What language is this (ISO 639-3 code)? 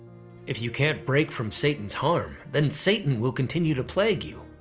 eng